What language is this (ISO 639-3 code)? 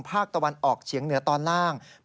tha